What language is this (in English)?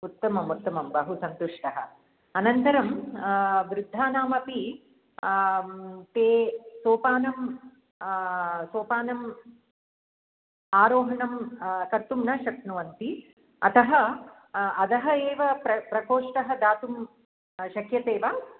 Sanskrit